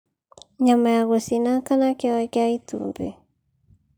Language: Kikuyu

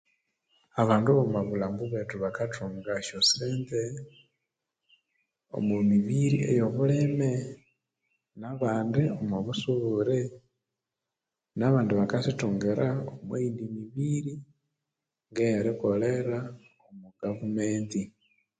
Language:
Konzo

